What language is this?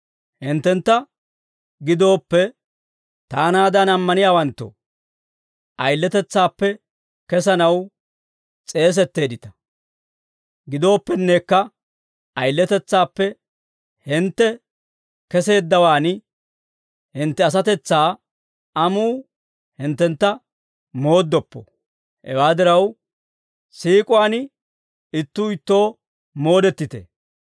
Dawro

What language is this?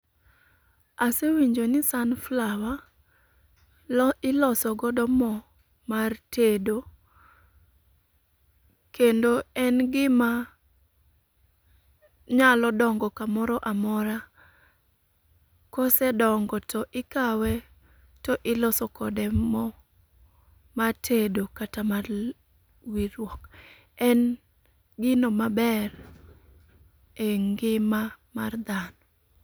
Luo (Kenya and Tanzania)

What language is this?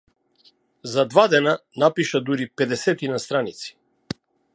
Macedonian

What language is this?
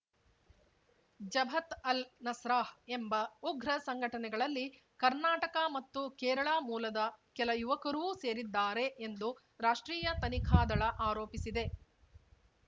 Kannada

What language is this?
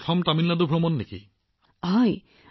Assamese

